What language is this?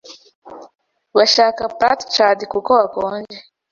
Kinyarwanda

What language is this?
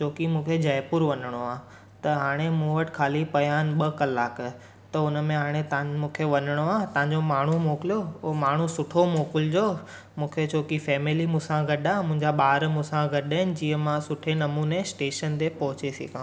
Sindhi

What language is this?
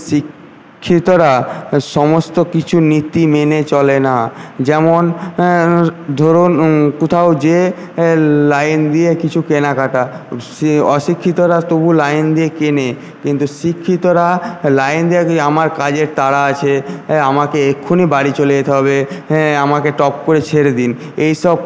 Bangla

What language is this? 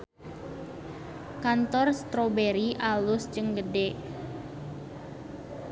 Sundanese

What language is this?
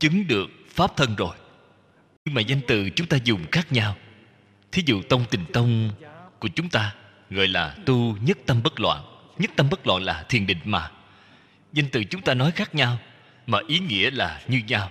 Vietnamese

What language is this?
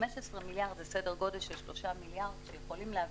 Hebrew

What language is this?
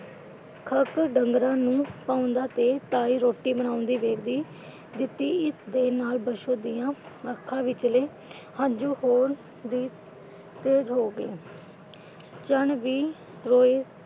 Punjabi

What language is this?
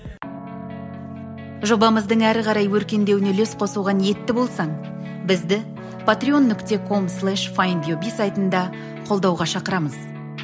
Kazakh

